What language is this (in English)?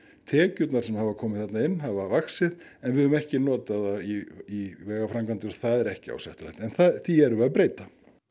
Icelandic